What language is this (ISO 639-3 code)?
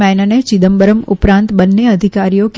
guj